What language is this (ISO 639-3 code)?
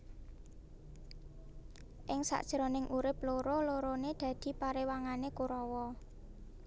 jav